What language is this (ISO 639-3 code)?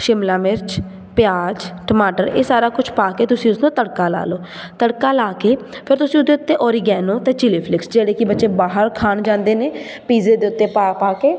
pan